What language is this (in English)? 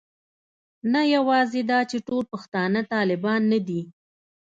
Pashto